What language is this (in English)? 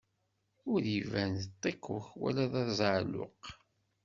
Kabyle